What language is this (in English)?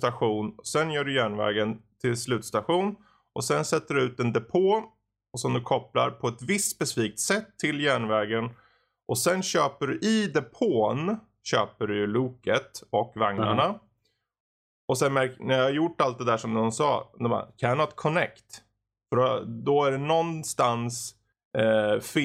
Swedish